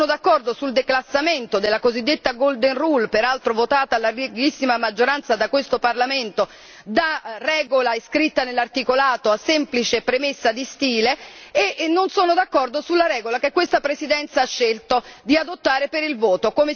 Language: Italian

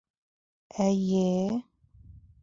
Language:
Bashkir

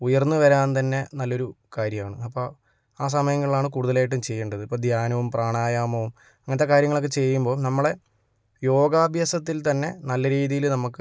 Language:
Malayalam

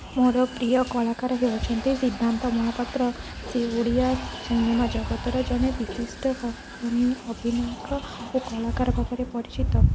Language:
Odia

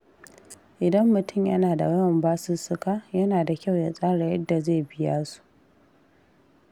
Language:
Hausa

